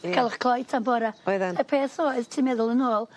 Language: Welsh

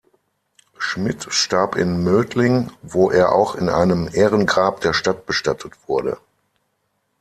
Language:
German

